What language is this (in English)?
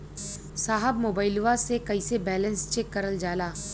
Bhojpuri